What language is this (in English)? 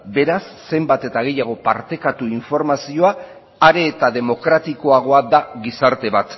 Basque